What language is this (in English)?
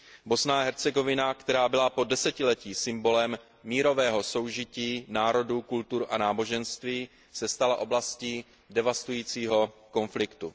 Czech